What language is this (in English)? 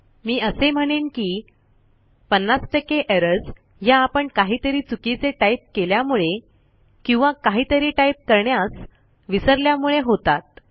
Marathi